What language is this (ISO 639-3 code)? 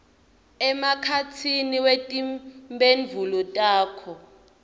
ssw